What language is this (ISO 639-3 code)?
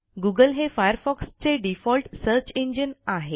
mar